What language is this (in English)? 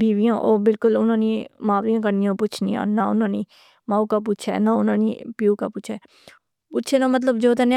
Pahari-Potwari